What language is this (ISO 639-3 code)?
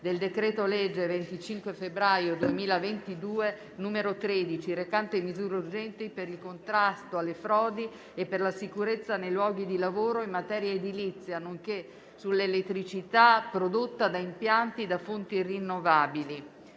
ita